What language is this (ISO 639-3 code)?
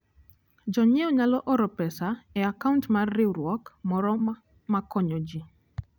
luo